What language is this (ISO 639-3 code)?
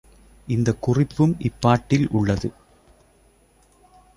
tam